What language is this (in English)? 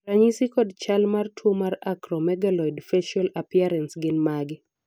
Luo (Kenya and Tanzania)